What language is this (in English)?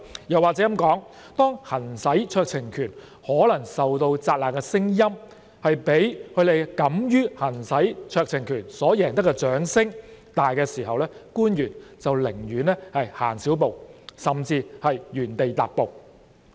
Cantonese